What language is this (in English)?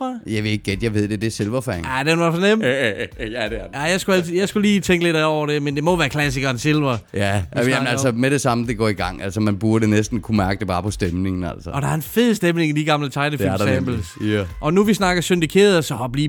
Danish